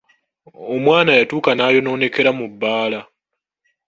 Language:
Ganda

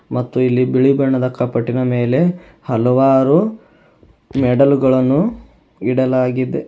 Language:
Kannada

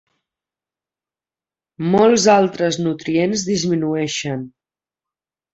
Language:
Catalan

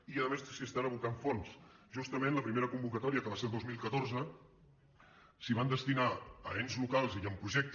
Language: Catalan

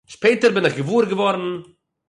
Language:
Yiddish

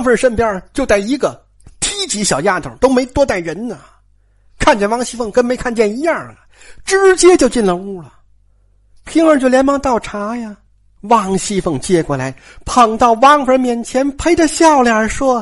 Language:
Chinese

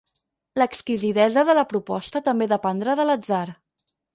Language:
Catalan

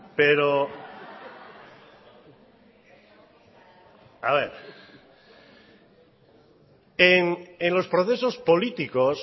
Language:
Spanish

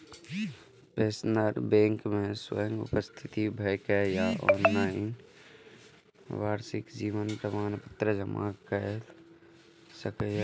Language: Maithili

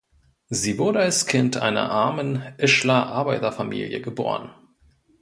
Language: German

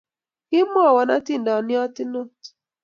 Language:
Kalenjin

